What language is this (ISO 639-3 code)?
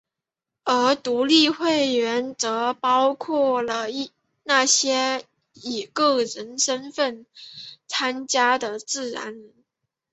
zho